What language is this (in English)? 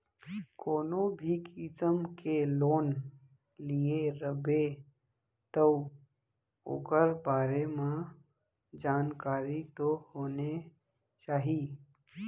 Chhattisgarhi